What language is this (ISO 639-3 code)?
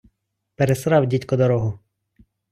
ukr